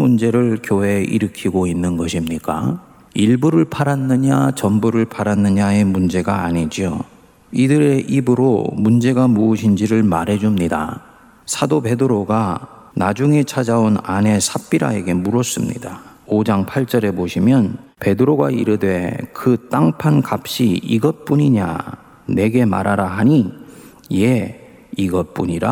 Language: Korean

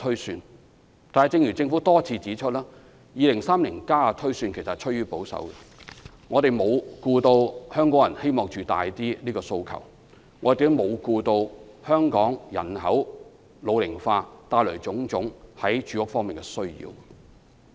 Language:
Cantonese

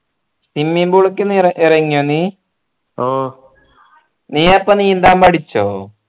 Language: Malayalam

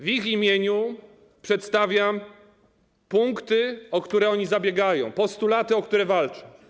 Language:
Polish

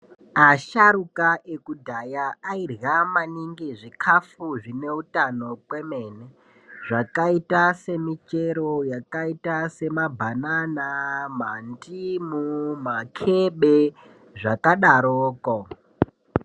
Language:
Ndau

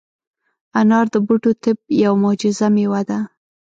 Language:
Pashto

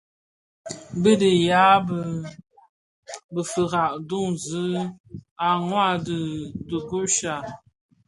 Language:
Bafia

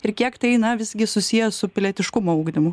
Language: Lithuanian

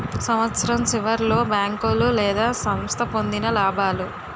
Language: Telugu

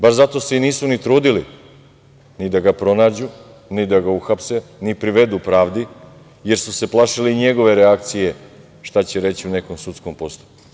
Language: Serbian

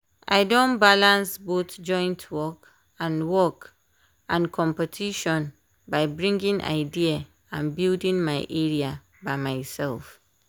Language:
Nigerian Pidgin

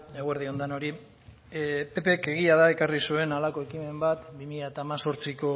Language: Basque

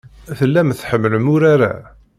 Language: Kabyle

